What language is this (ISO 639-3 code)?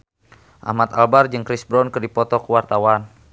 sun